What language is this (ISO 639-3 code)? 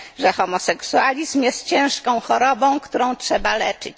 pol